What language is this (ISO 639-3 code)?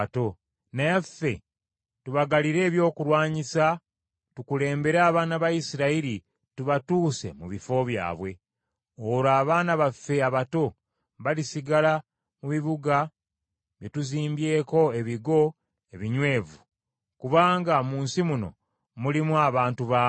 lug